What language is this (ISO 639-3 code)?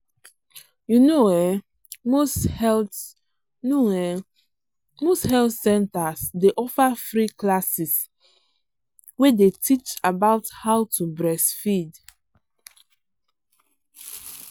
pcm